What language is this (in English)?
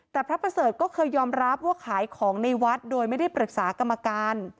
Thai